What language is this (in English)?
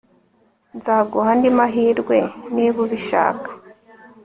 Kinyarwanda